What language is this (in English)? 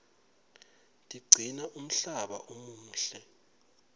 Swati